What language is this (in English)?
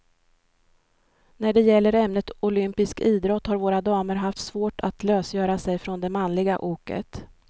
Swedish